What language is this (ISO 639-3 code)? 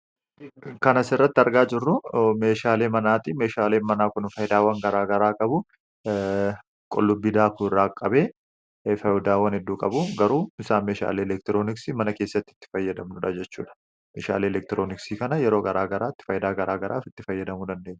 orm